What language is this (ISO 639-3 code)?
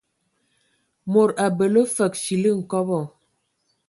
ewo